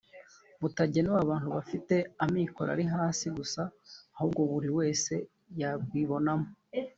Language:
Kinyarwanda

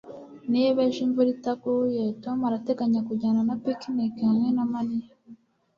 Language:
Kinyarwanda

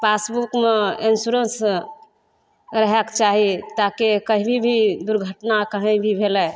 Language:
Maithili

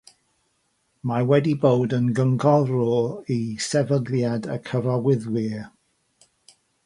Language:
Welsh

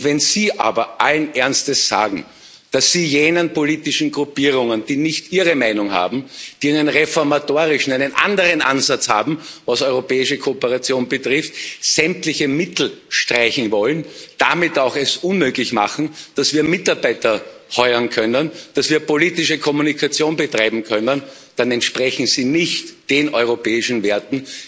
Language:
German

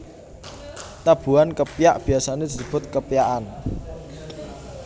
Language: Javanese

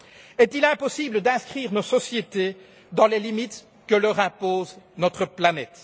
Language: French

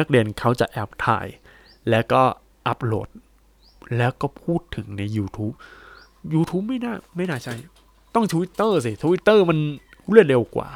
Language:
Thai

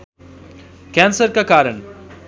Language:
Nepali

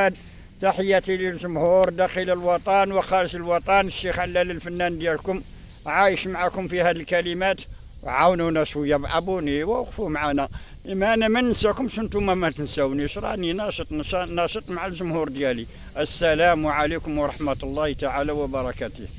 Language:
Arabic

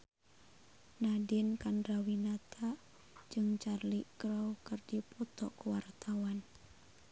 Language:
Sundanese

